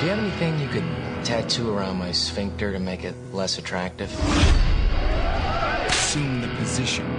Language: English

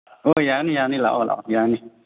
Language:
Manipuri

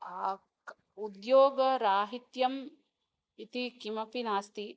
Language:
Sanskrit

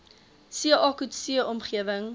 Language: Afrikaans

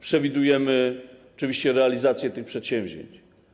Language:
Polish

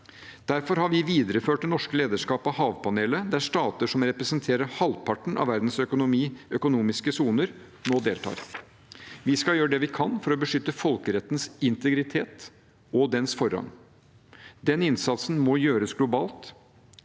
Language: Norwegian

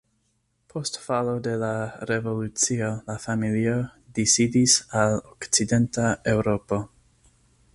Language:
Esperanto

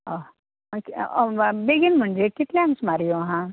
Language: Konkani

